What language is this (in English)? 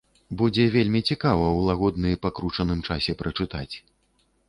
Belarusian